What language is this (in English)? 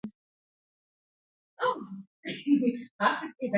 Swahili